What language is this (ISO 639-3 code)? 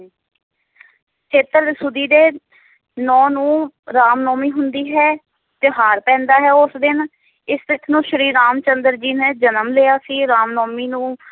pan